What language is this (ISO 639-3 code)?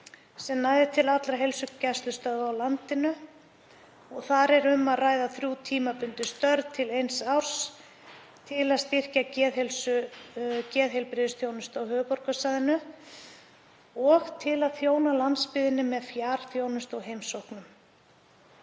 isl